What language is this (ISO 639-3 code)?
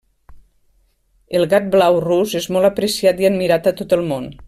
cat